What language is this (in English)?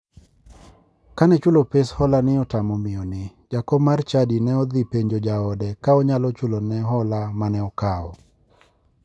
Luo (Kenya and Tanzania)